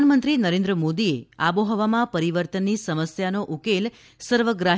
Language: Gujarati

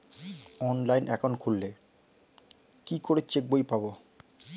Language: Bangla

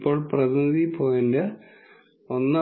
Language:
Malayalam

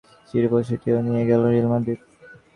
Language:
Bangla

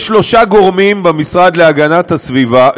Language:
Hebrew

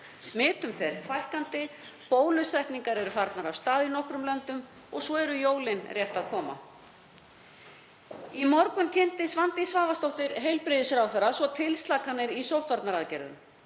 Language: Icelandic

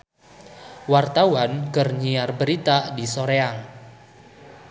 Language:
Sundanese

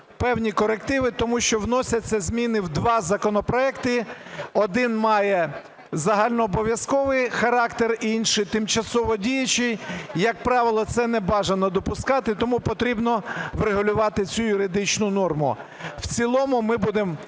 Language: Ukrainian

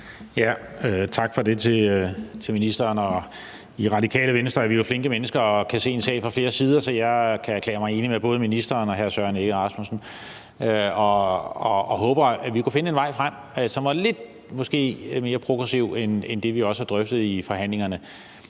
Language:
Danish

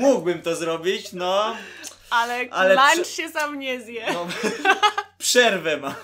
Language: Polish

